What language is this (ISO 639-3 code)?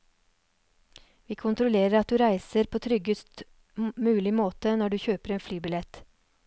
nor